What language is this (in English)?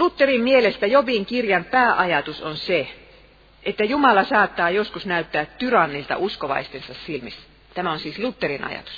Finnish